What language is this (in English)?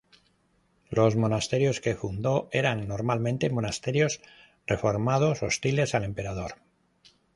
Spanish